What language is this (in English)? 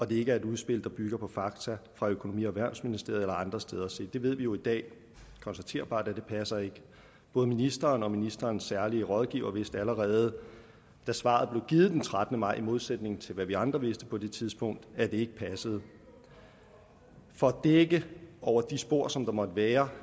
Danish